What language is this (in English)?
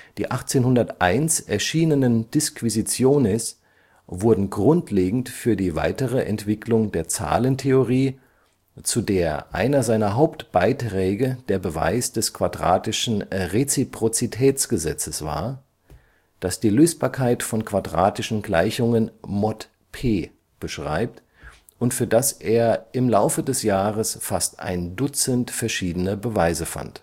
German